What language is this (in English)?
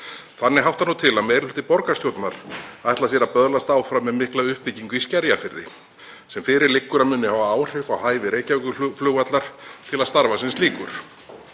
Icelandic